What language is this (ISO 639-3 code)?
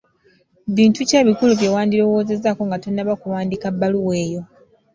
lug